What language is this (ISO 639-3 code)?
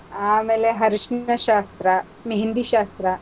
kan